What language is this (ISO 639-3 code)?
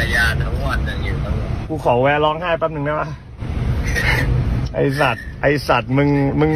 tha